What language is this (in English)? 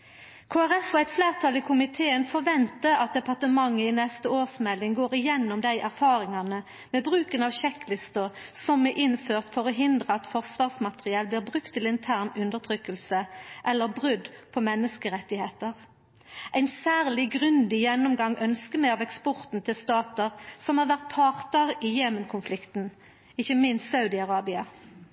Norwegian Nynorsk